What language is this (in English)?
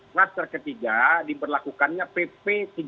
Indonesian